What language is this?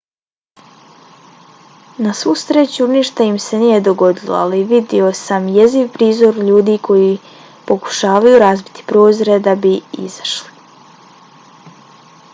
Bosnian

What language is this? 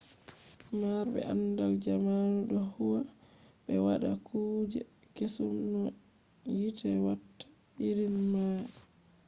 Fula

